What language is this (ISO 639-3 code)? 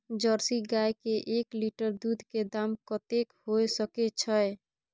mai